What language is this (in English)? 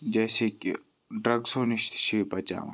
Kashmiri